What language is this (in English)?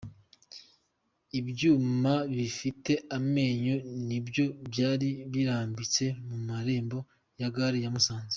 Kinyarwanda